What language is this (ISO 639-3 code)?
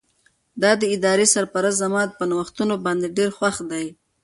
pus